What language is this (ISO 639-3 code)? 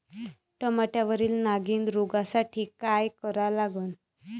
mar